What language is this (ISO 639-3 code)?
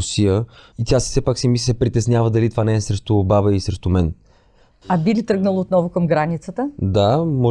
bul